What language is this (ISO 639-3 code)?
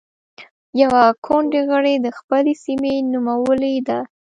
pus